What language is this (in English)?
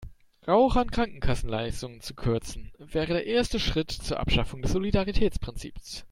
German